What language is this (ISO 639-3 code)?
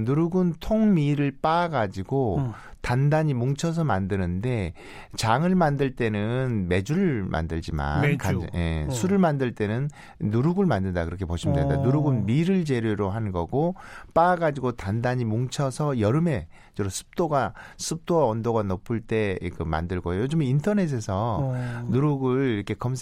kor